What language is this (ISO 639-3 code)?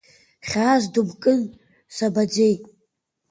abk